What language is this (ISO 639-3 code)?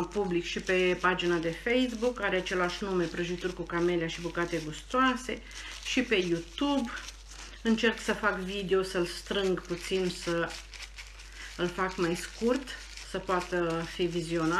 ron